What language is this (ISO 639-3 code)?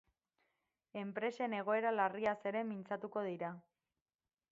eus